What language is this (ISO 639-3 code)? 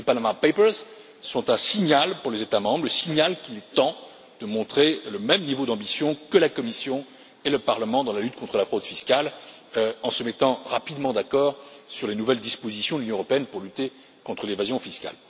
fra